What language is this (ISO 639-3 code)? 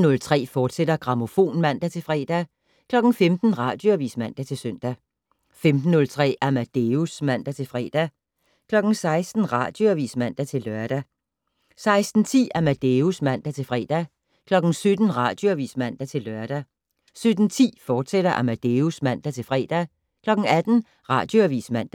dan